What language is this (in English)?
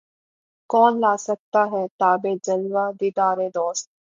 Urdu